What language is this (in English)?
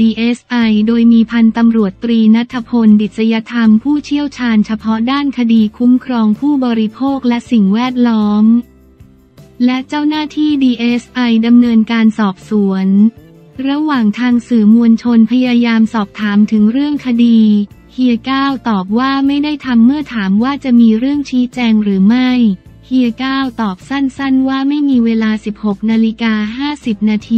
Thai